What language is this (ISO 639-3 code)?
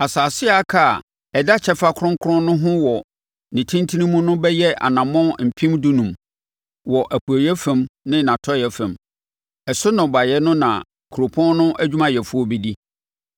aka